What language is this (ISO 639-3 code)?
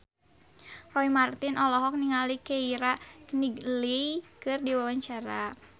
sun